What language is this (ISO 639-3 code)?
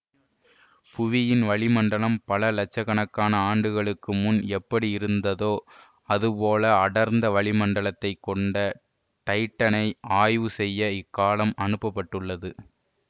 tam